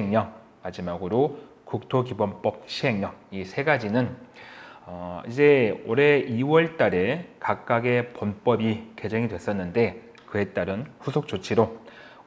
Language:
Korean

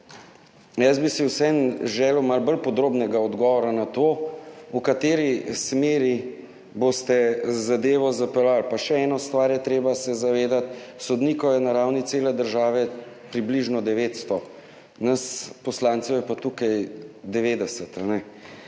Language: Slovenian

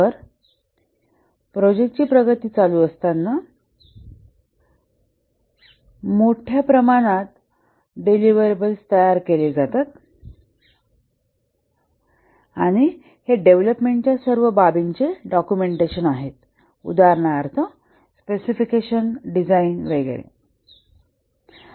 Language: Marathi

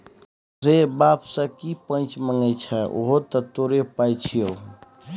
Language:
Maithili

